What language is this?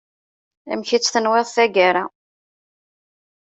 Kabyle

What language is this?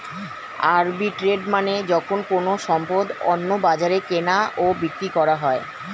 Bangla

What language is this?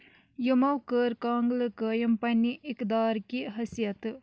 Kashmiri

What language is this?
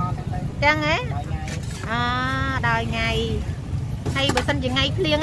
Vietnamese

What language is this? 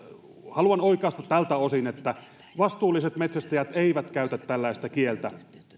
Finnish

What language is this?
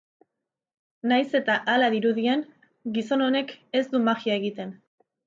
Basque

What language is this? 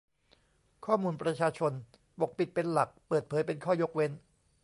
Thai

